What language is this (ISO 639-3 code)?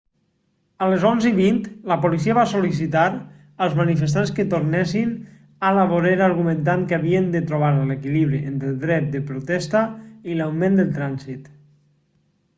cat